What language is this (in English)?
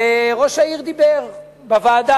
Hebrew